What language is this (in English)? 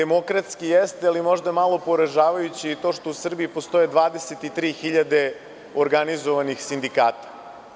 Serbian